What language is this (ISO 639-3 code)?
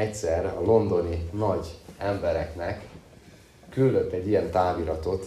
hun